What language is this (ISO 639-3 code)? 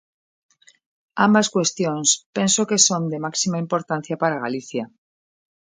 glg